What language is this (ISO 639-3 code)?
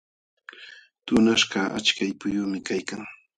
qxw